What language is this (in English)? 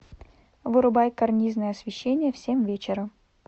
Russian